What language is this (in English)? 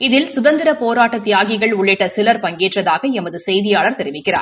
Tamil